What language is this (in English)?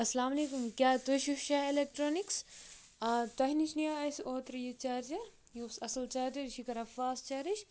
Kashmiri